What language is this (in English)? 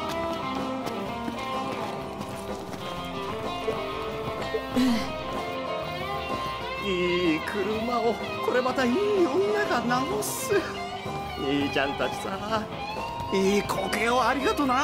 Japanese